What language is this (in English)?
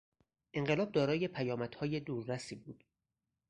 Persian